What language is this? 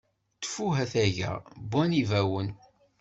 Kabyle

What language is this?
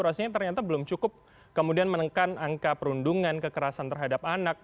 Indonesian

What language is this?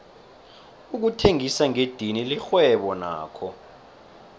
South Ndebele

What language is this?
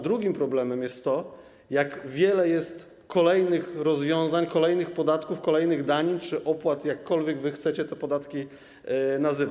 Polish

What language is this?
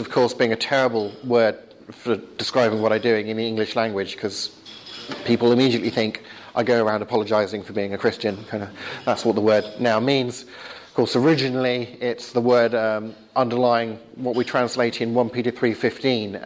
English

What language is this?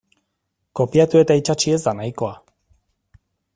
Basque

